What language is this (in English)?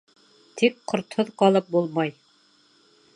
Bashkir